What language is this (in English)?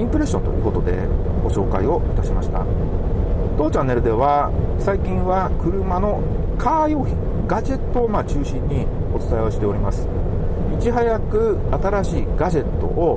Japanese